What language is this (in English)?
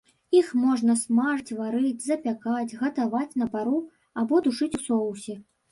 Belarusian